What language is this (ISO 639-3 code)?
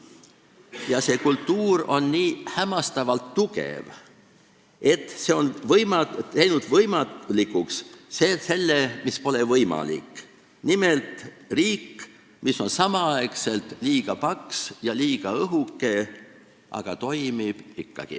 est